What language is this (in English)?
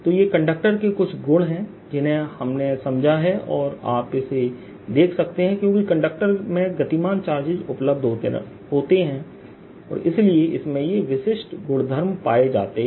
Hindi